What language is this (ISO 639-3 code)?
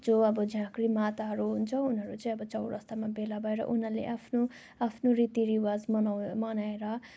nep